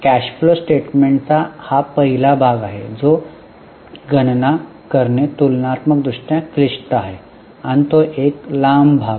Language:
Marathi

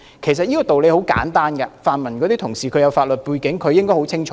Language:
Cantonese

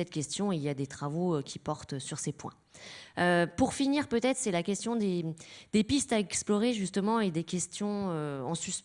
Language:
French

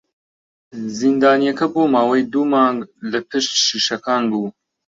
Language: Central Kurdish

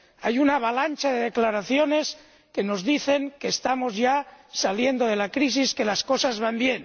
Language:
Spanish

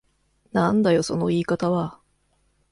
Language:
Japanese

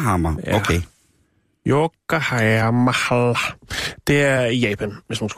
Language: Danish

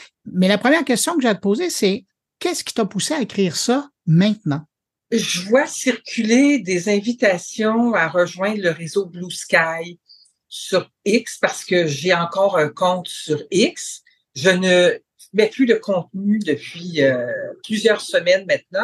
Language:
French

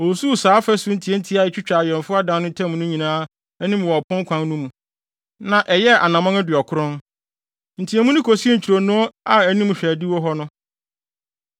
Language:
Akan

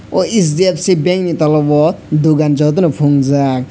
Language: Kok Borok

